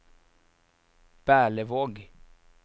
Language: Norwegian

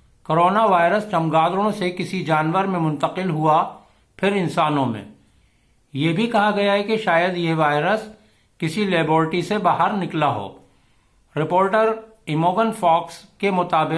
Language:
Urdu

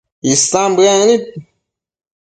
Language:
Matsés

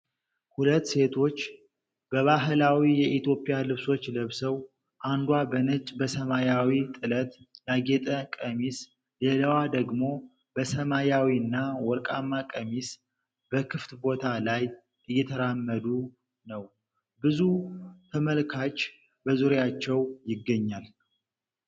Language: Amharic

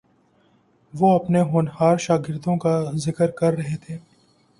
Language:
Urdu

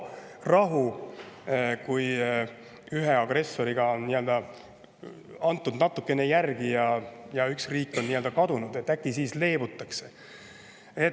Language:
Estonian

